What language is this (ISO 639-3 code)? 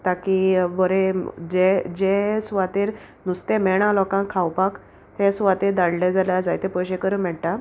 kok